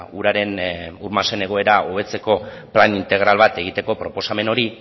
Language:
Basque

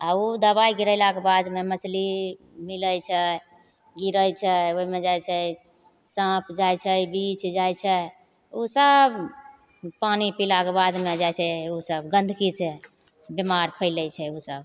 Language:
Maithili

